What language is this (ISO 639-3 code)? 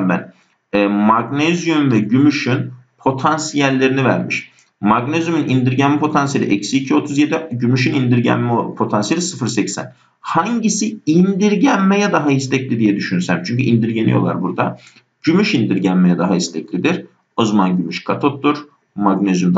tur